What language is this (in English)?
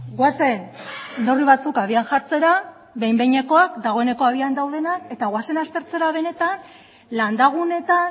Basque